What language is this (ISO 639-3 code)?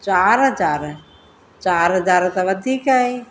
snd